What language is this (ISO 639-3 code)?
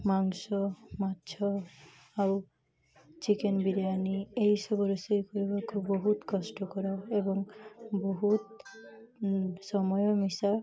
ori